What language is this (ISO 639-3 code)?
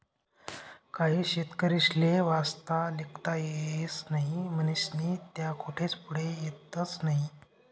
mar